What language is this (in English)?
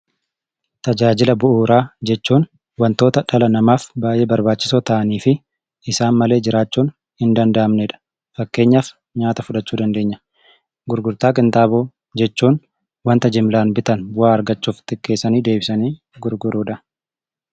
Oromo